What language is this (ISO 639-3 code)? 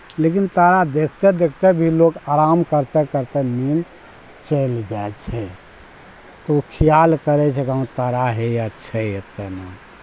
mai